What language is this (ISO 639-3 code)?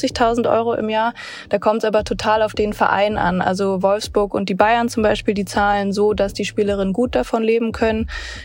deu